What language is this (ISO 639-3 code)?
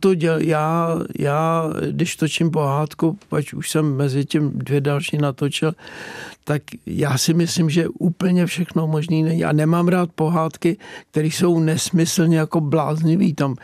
ces